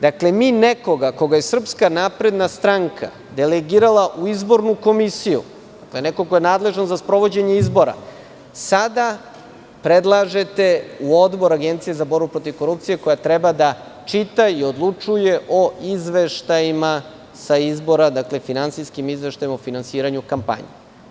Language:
Serbian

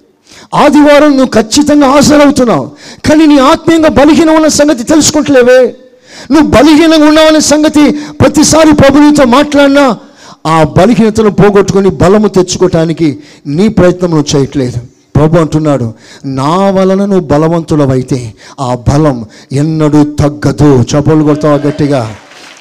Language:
Telugu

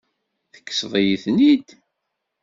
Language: Kabyle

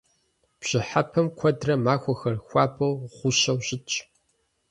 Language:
Kabardian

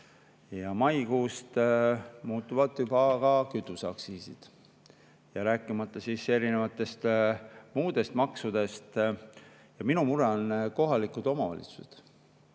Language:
Estonian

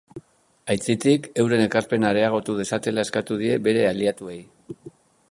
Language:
Basque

